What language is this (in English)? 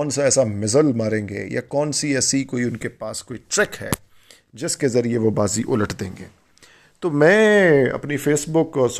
Urdu